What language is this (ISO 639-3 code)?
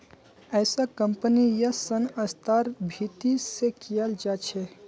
mag